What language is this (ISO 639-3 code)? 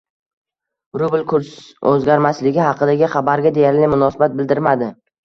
uzb